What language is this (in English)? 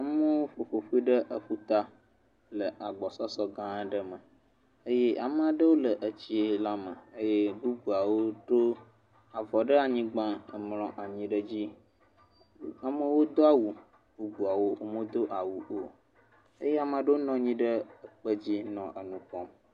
Ewe